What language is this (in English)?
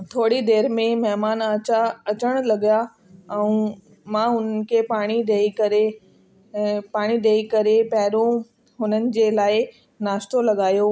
Sindhi